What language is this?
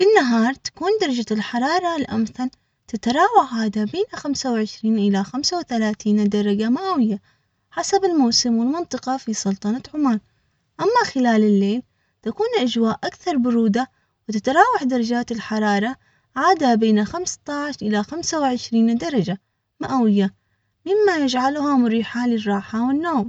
Omani Arabic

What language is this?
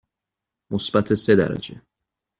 Persian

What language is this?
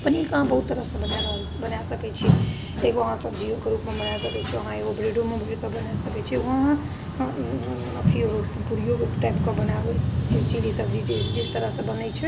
Maithili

